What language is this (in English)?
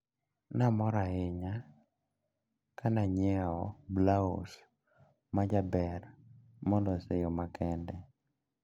Luo (Kenya and Tanzania)